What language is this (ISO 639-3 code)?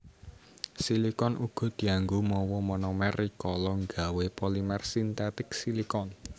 jav